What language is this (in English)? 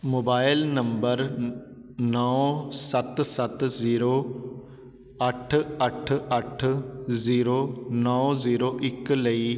Punjabi